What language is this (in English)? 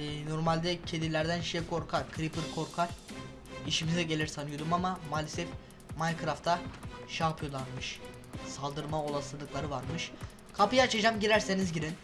Turkish